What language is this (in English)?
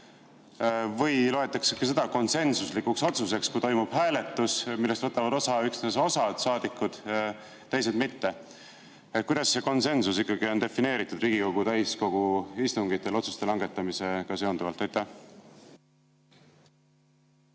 Estonian